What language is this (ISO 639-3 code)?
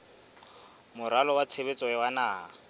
sot